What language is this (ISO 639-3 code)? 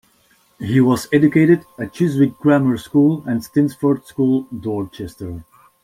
eng